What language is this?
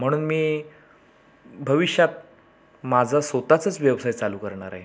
Marathi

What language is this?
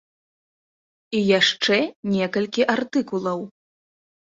Belarusian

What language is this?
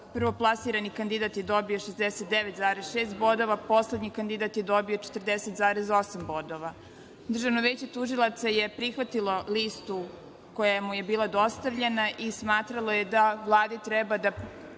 Serbian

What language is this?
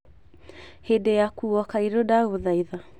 Kikuyu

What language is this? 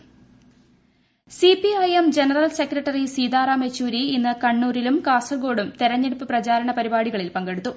Malayalam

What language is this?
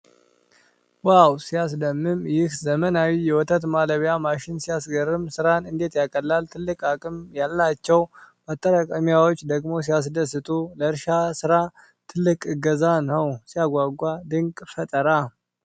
Amharic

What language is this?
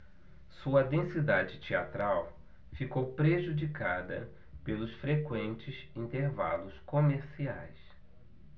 Portuguese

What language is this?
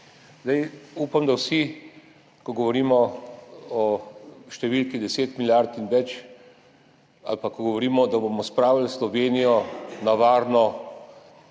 Slovenian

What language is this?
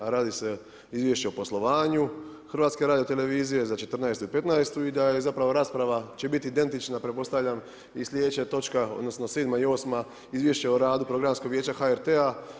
Croatian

